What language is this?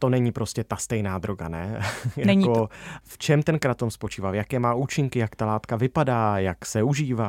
Czech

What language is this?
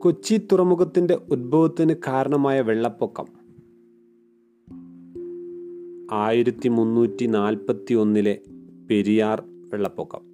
Malayalam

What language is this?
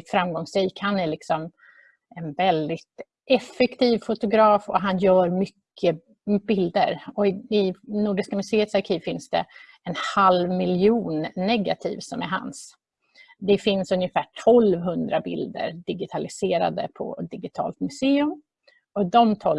Swedish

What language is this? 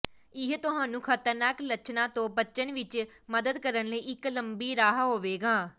Punjabi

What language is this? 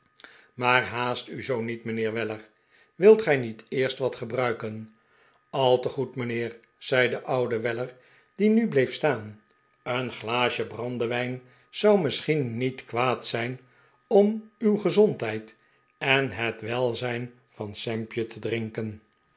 Dutch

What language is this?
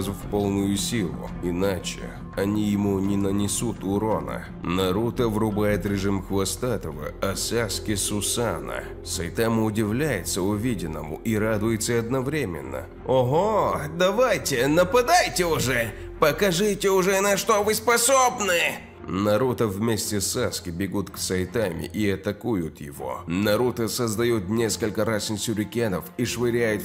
Russian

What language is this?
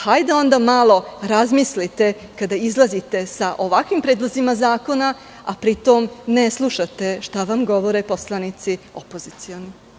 Serbian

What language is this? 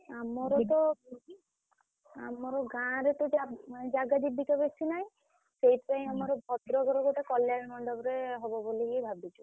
Odia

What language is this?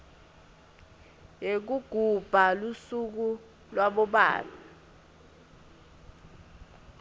Swati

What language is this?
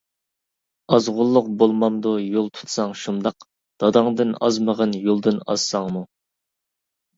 Uyghur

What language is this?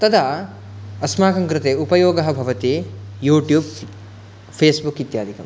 Sanskrit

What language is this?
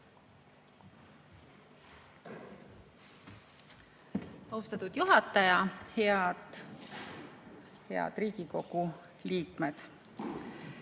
Estonian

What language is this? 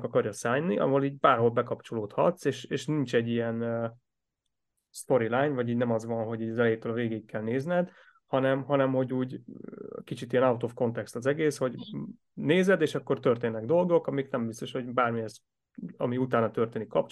Hungarian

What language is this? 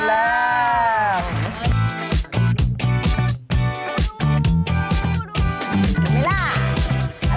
Thai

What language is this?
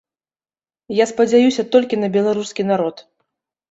Belarusian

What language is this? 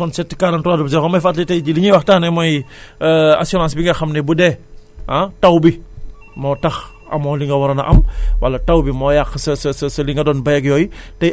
Wolof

